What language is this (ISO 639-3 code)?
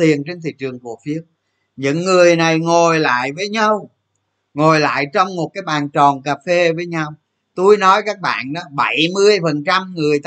vie